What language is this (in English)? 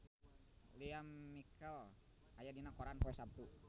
Sundanese